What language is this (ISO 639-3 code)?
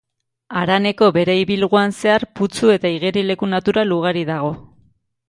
eus